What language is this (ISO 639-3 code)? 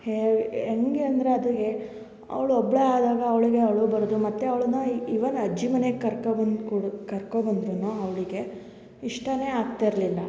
kan